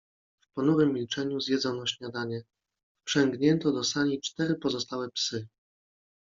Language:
Polish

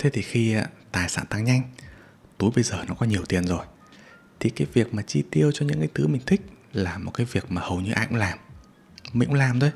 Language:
Vietnamese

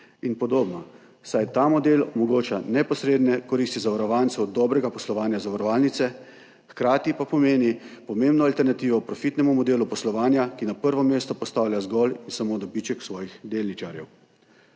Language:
Slovenian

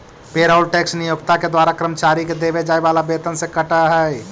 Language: Magahi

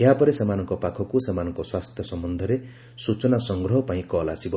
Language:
Odia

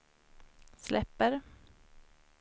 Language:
Swedish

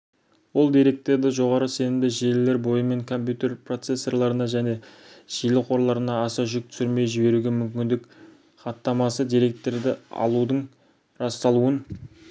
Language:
Kazakh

